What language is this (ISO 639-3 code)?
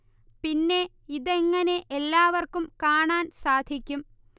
mal